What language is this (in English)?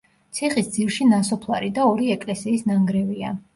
Georgian